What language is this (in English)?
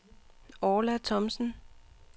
Danish